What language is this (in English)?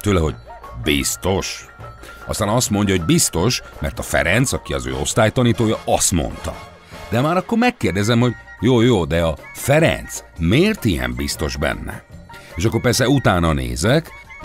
Hungarian